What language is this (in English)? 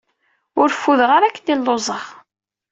Kabyle